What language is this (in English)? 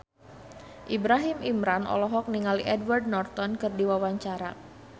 Sundanese